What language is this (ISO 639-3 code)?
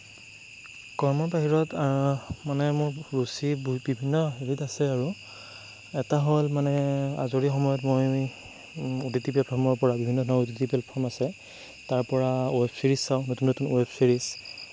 asm